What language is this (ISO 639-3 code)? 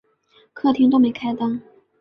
zho